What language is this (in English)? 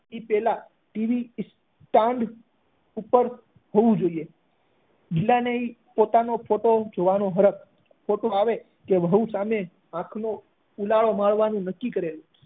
Gujarati